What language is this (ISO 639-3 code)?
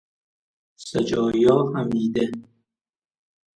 fas